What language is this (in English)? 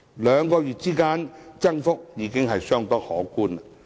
Cantonese